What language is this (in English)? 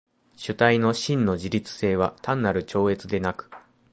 Japanese